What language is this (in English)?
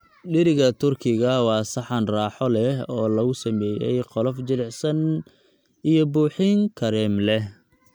Somali